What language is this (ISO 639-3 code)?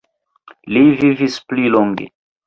epo